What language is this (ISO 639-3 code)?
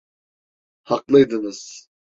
tur